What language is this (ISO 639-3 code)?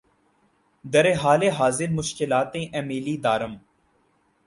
urd